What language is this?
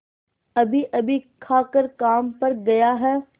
Hindi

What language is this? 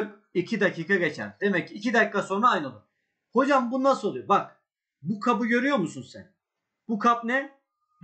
Turkish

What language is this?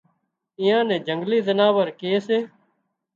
Wadiyara Koli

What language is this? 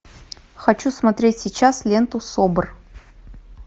Russian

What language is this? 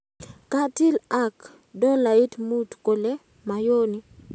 Kalenjin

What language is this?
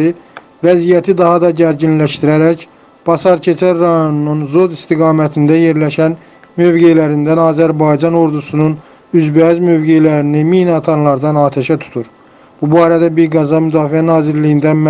Turkish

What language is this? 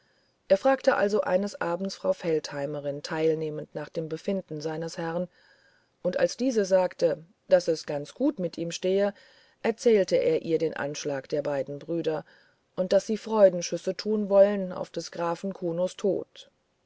German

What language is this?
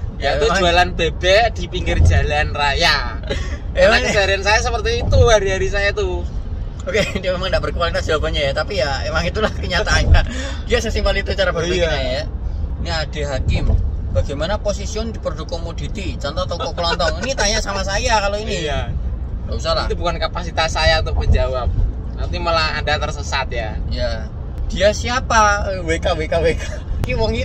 Indonesian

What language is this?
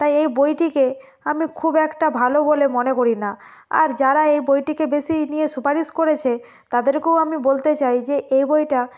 Bangla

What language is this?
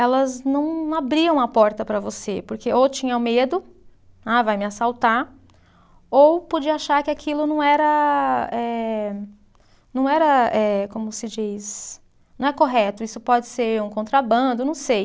Portuguese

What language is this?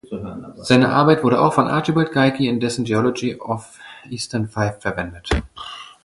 German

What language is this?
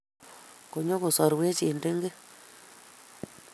Kalenjin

